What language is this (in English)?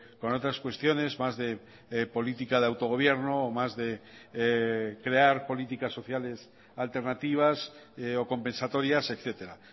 Spanish